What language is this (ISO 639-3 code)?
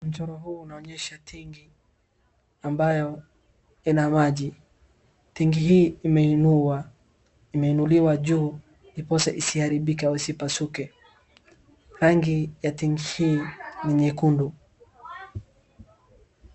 swa